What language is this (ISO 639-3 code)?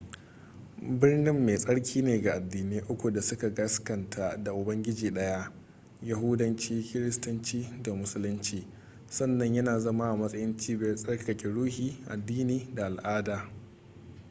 hau